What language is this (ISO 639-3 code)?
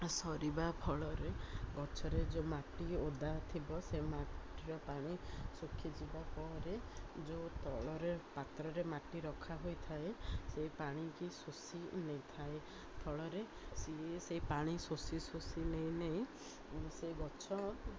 ori